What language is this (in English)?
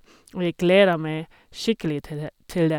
Norwegian